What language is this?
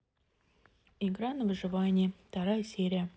Russian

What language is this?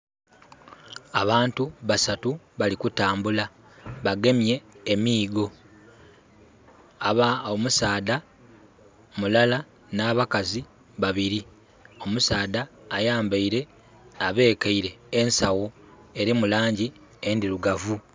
Soga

